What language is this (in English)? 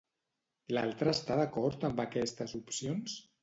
Catalan